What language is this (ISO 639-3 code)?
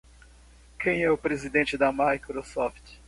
por